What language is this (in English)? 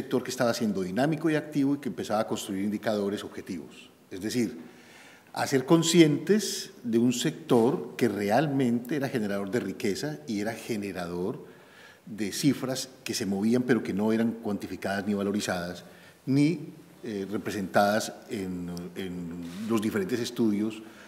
Spanish